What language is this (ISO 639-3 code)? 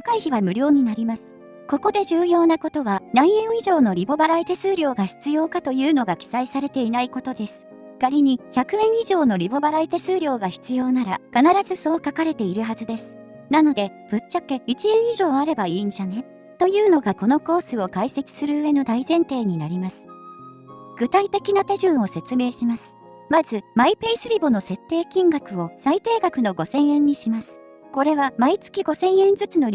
jpn